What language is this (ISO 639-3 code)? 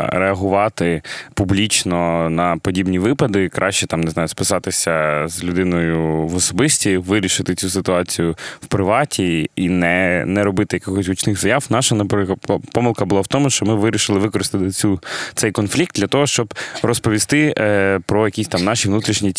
ukr